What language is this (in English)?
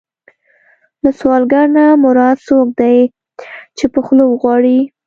Pashto